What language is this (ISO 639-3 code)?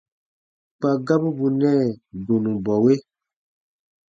bba